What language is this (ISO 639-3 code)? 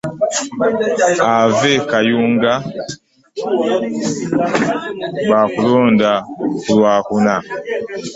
lug